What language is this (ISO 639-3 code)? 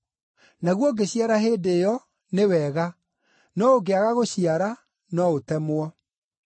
kik